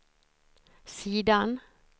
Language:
Swedish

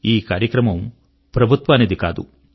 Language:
Telugu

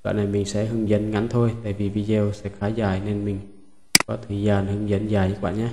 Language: Vietnamese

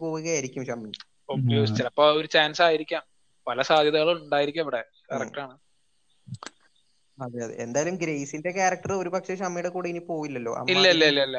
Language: Malayalam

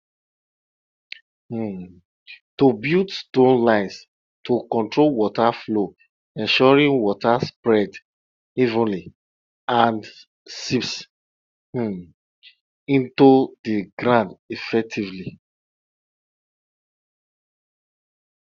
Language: Nigerian Pidgin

